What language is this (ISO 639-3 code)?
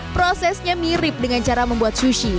ind